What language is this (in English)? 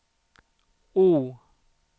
Swedish